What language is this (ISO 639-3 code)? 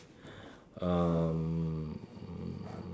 eng